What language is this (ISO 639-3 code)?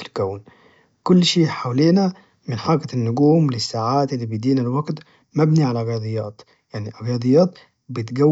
ars